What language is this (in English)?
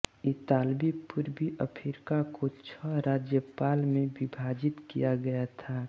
Hindi